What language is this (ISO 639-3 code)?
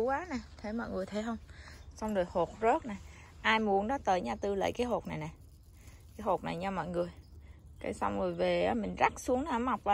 vie